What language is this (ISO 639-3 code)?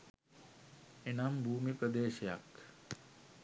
sin